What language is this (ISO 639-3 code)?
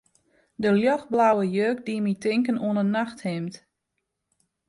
fry